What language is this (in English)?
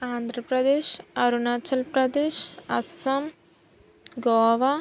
Telugu